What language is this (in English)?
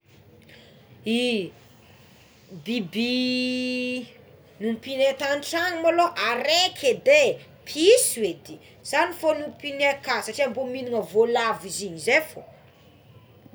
Tsimihety Malagasy